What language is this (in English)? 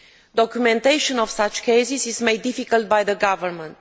English